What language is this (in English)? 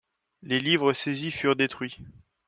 French